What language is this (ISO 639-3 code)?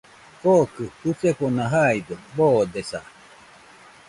hux